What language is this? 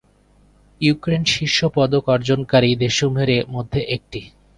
Bangla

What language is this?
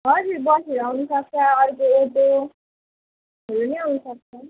Nepali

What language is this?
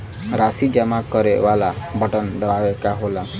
Bhojpuri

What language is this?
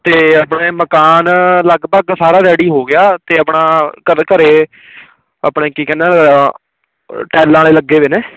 Punjabi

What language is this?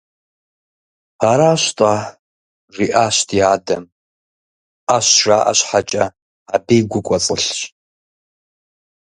Kabardian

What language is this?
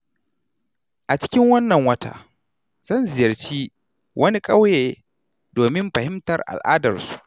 Hausa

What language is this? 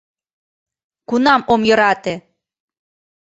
Mari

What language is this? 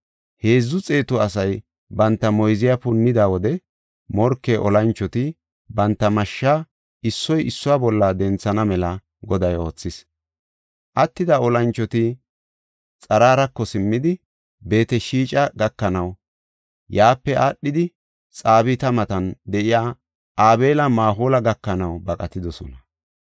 Gofa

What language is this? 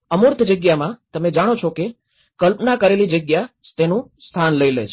Gujarati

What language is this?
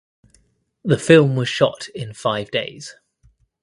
English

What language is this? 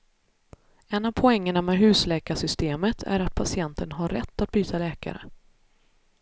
Swedish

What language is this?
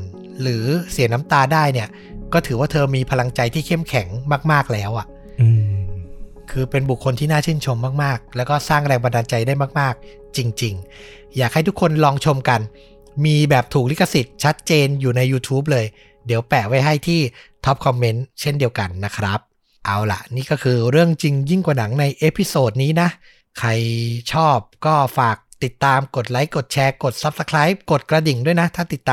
Thai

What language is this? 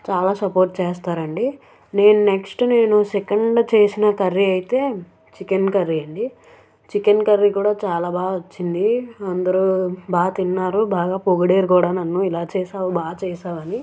Telugu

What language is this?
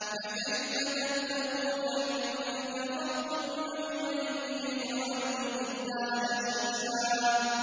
Arabic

